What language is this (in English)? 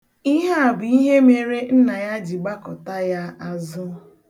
Igbo